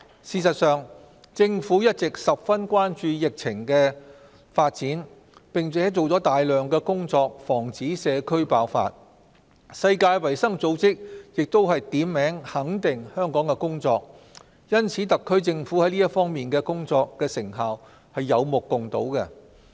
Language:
Cantonese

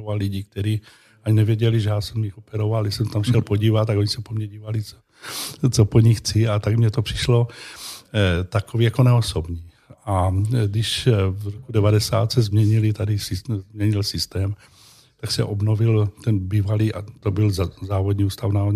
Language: Czech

